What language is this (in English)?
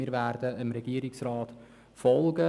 Swiss German